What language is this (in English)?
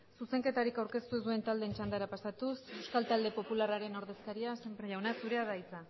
Basque